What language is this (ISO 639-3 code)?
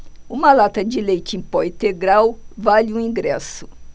por